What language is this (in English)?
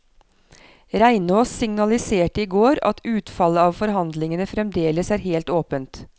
Norwegian